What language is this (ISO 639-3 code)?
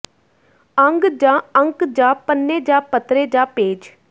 pan